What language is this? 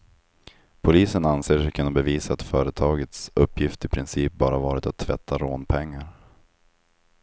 Swedish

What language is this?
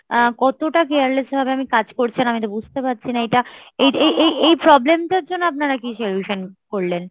Bangla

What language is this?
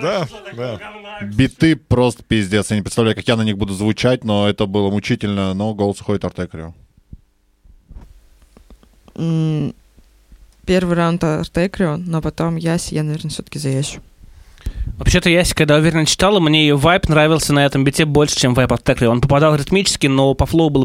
Russian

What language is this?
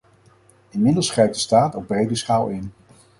Dutch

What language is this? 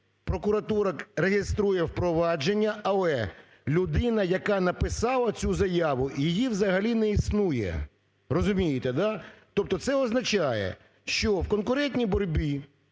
Ukrainian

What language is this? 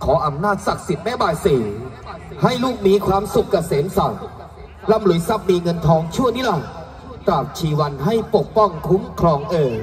Thai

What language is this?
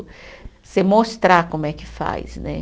Portuguese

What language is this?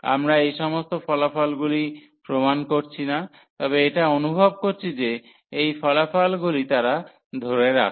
Bangla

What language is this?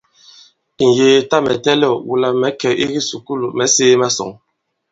Bankon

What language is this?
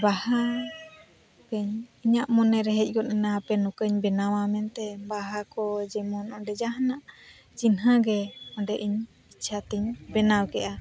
Santali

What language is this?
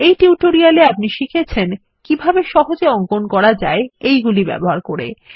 Bangla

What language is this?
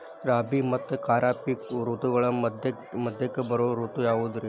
Kannada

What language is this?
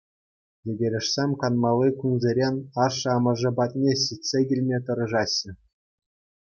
Chuvash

